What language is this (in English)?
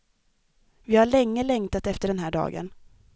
Swedish